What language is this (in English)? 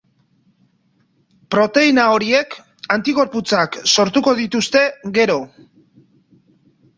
Basque